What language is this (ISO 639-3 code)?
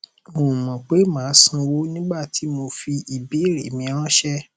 yor